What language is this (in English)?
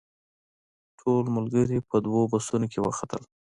Pashto